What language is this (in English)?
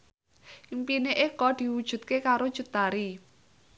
Javanese